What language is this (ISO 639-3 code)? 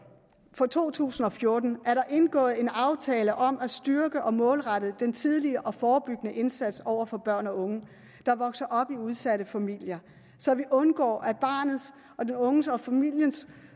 dan